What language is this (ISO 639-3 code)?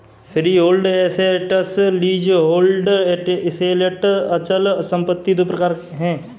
hin